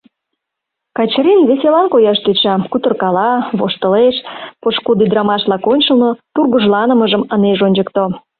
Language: Mari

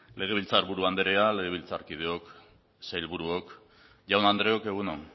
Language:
Basque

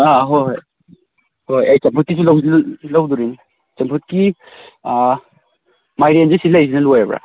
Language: Manipuri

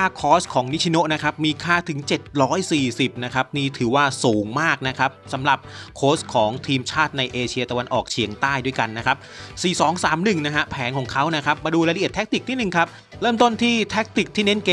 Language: Thai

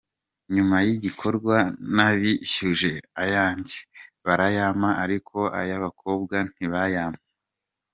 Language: Kinyarwanda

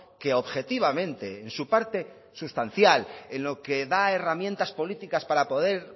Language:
Spanish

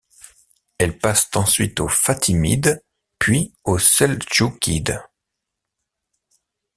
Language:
French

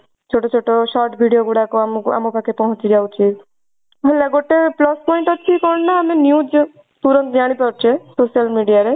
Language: Odia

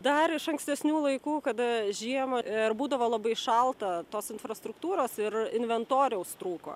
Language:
Lithuanian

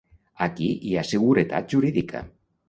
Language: Catalan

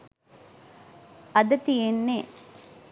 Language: Sinhala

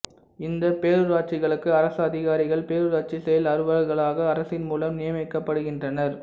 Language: Tamil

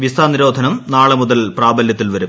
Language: Malayalam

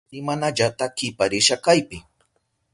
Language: Southern Pastaza Quechua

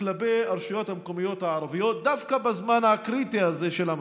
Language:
Hebrew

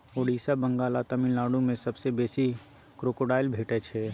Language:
Maithili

